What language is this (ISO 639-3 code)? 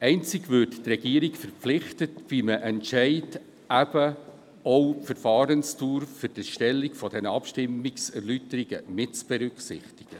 gsw